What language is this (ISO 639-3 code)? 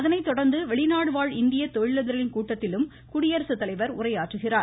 tam